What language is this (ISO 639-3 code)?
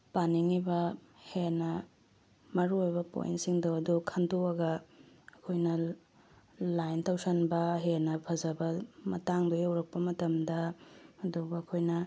mni